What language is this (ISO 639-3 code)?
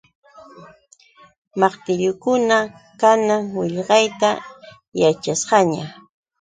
qux